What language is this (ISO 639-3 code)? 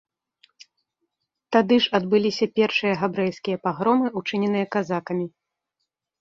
bel